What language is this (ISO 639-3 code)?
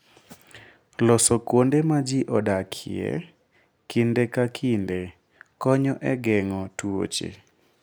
luo